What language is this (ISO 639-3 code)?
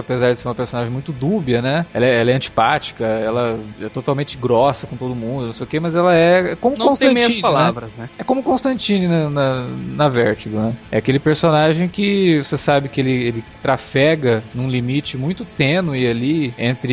por